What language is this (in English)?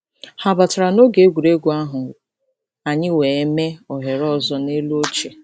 Igbo